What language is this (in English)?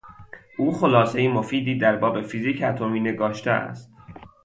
Persian